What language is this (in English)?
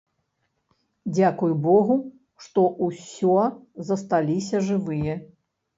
Belarusian